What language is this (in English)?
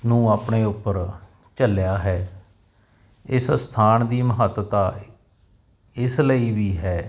Punjabi